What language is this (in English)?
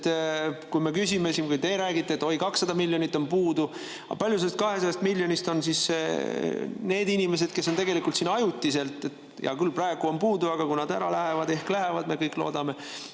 Estonian